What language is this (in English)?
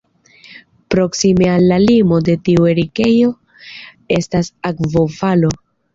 Esperanto